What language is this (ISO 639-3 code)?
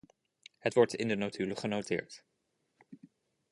nld